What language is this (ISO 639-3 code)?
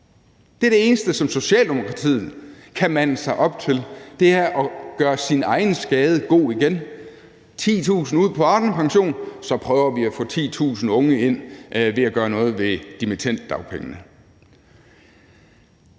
dan